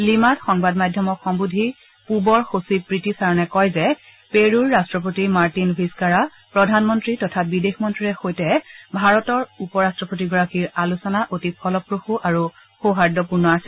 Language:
Assamese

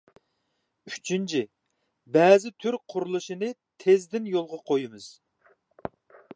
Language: Uyghur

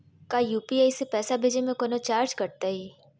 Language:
Magahi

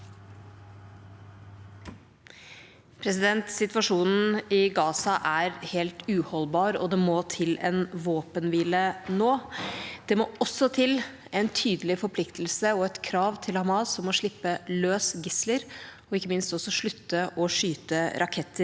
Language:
Norwegian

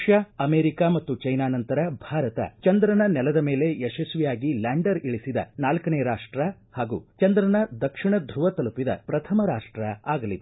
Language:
Kannada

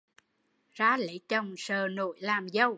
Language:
Vietnamese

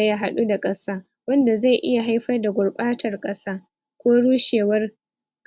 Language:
Hausa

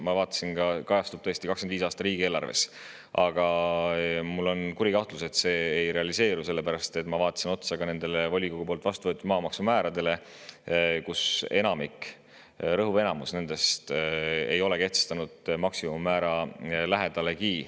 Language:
Estonian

